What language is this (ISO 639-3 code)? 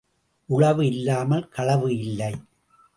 tam